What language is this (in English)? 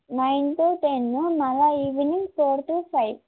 Telugu